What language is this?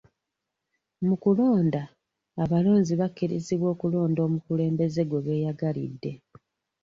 Ganda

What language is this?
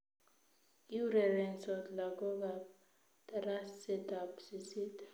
Kalenjin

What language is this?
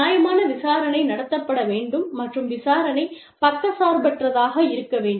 Tamil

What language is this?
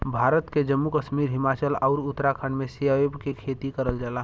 Bhojpuri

